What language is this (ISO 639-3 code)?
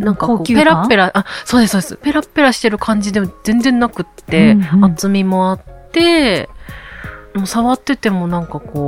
jpn